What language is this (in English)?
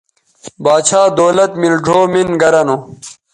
Bateri